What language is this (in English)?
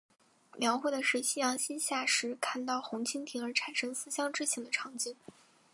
Chinese